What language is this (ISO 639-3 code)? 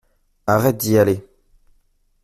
fra